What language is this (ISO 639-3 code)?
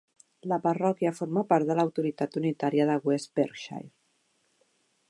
cat